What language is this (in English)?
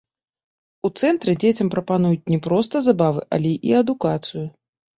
Belarusian